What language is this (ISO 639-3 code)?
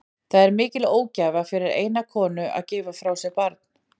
isl